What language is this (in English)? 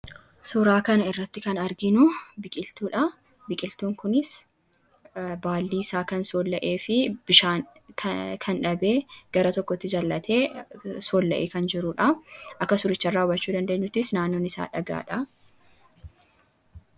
Oromo